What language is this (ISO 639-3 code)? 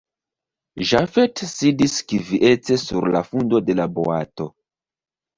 epo